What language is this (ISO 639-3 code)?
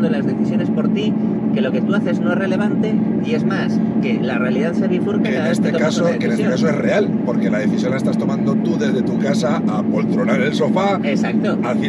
spa